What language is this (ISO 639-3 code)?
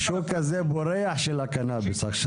heb